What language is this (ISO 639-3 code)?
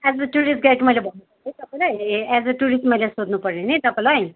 nep